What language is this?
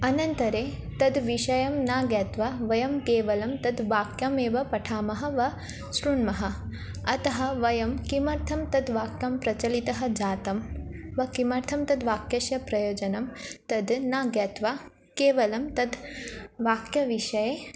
Sanskrit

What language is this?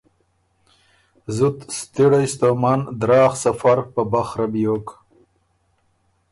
Ormuri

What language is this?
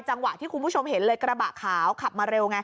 Thai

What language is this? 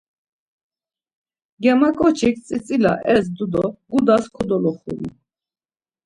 Laz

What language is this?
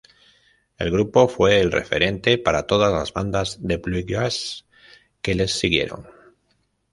Spanish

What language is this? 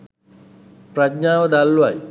Sinhala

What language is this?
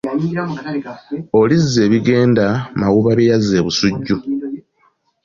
Ganda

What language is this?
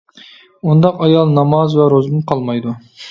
Uyghur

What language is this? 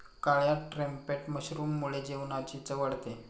Marathi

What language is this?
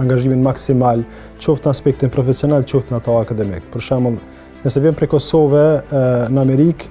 Romanian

